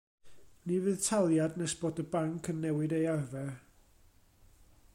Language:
Welsh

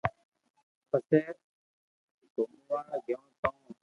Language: Loarki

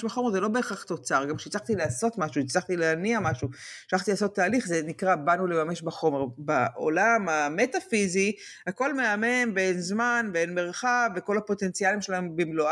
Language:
Hebrew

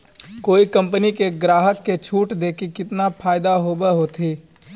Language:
Magahi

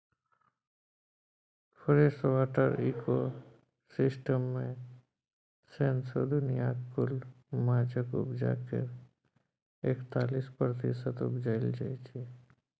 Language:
Maithili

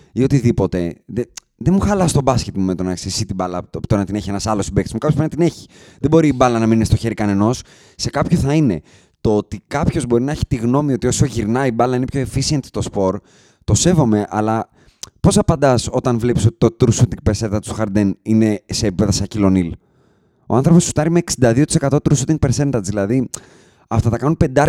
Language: Greek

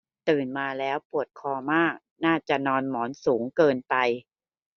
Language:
Thai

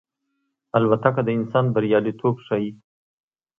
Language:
Pashto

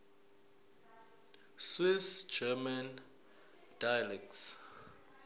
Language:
Zulu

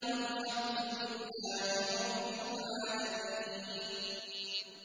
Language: Arabic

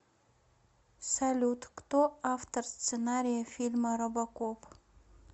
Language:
Russian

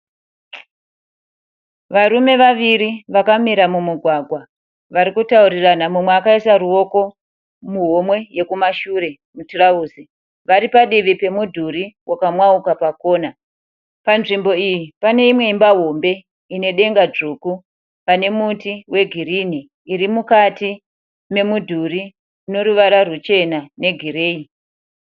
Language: Shona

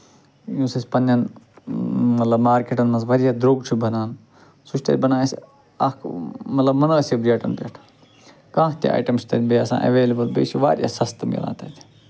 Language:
Kashmiri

